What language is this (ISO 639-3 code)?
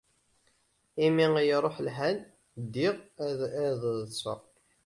kab